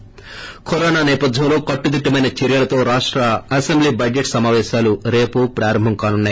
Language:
Telugu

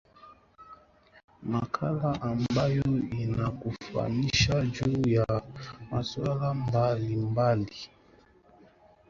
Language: Swahili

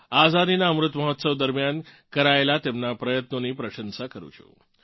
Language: Gujarati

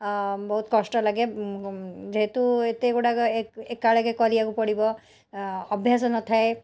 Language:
Odia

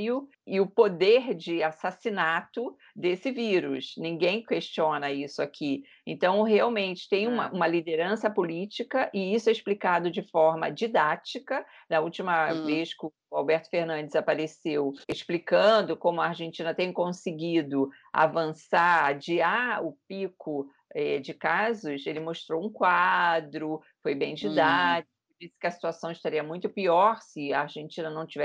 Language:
Portuguese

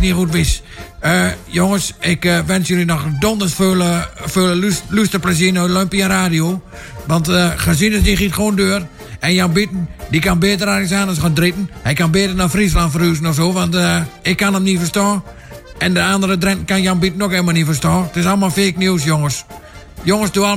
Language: Dutch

